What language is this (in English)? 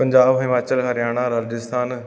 Punjabi